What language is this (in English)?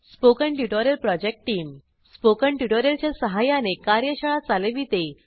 Marathi